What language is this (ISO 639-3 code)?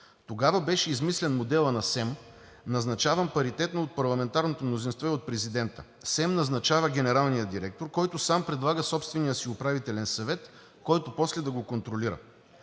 bul